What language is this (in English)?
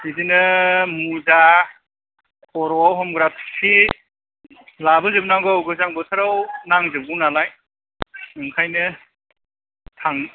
Bodo